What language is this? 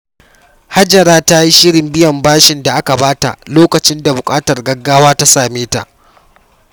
Hausa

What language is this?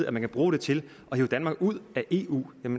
Danish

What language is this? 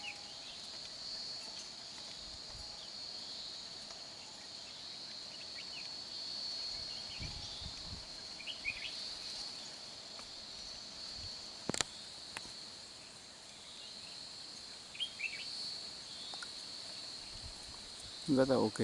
Vietnamese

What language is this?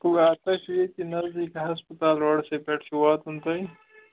Kashmiri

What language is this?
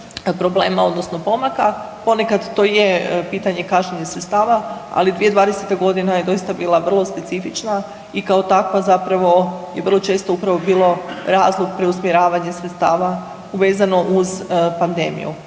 Croatian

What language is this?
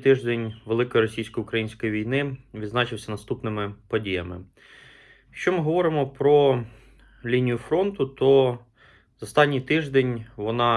Ukrainian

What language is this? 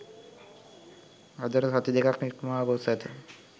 Sinhala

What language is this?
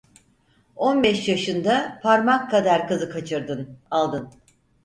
Turkish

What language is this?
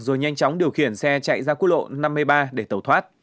Vietnamese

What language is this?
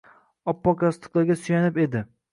Uzbek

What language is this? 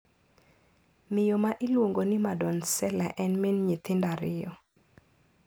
Luo (Kenya and Tanzania)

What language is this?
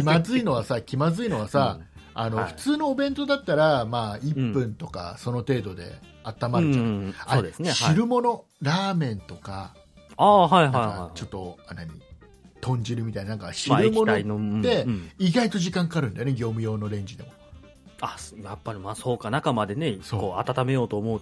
Japanese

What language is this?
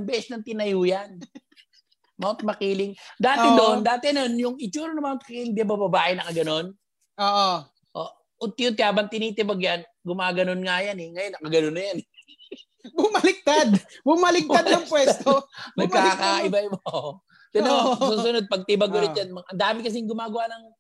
Filipino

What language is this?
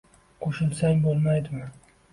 Uzbek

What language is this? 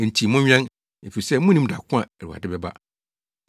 Akan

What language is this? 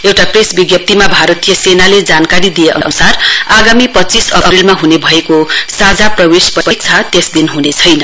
Nepali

